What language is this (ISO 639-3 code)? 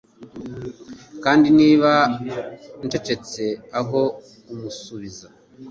kin